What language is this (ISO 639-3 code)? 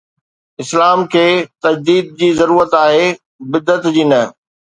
snd